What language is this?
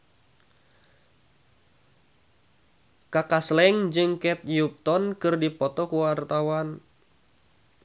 Sundanese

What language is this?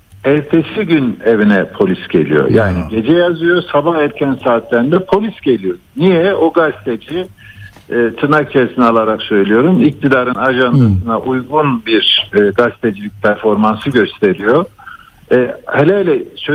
Turkish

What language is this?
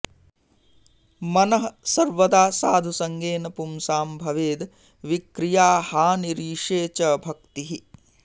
Sanskrit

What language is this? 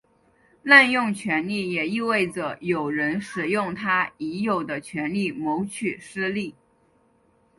Chinese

